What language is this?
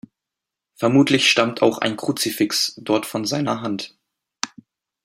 German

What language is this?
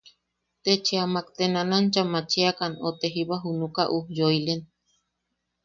Yaqui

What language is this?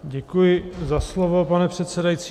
Czech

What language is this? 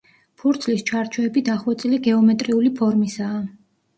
Georgian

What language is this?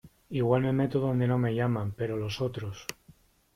Spanish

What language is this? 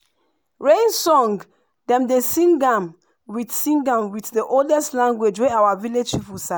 Nigerian Pidgin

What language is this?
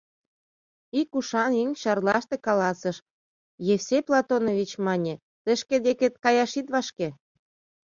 Mari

